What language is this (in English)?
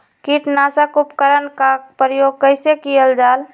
Magahi